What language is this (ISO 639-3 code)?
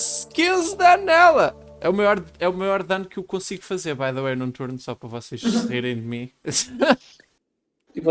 por